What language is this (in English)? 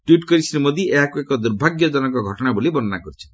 Odia